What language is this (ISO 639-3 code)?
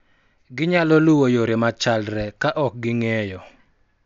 luo